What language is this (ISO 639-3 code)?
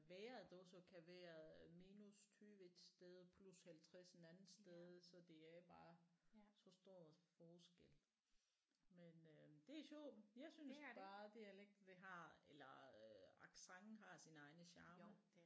dan